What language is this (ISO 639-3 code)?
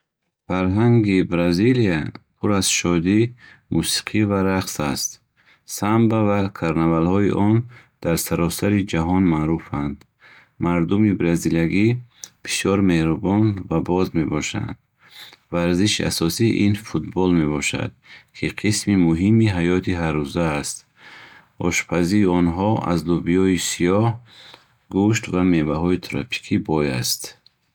bhh